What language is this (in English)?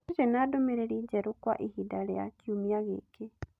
Kikuyu